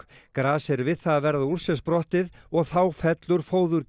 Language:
Icelandic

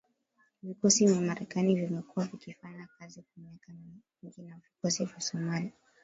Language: Swahili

